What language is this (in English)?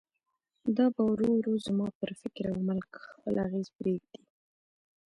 Pashto